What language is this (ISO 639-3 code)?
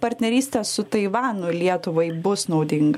lit